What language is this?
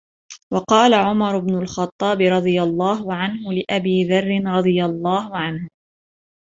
Arabic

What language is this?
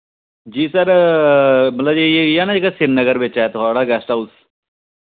Dogri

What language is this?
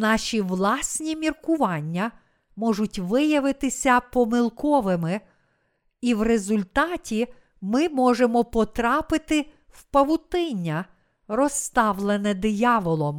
Ukrainian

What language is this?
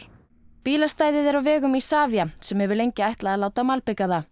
Icelandic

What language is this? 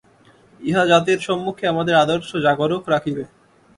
Bangla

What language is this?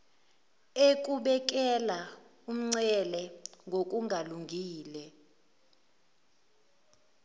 Zulu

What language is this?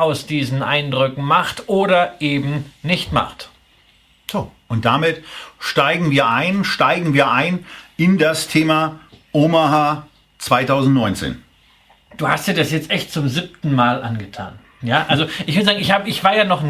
German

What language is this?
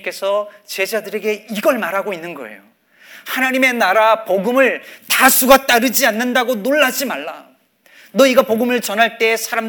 Korean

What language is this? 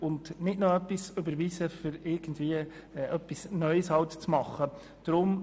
Swiss German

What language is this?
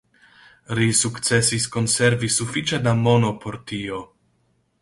Esperanto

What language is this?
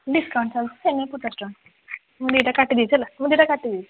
Odia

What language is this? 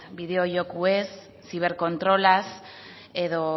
Basque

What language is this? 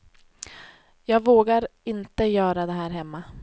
Swedish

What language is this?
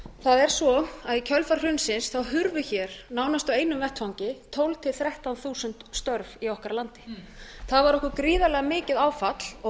Icelandic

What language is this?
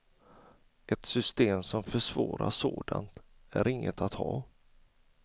Swedish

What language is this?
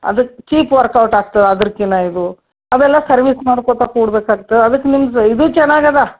Kannada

